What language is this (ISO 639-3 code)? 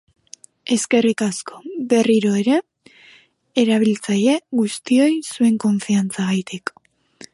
eus